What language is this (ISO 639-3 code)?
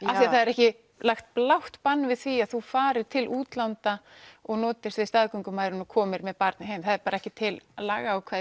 isl